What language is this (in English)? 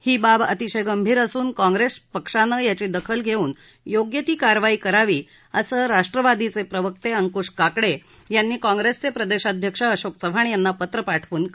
Marathi